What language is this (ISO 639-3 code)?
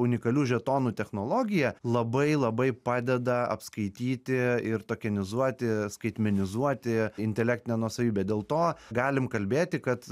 lit